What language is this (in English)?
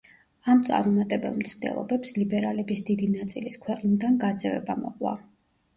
Georgian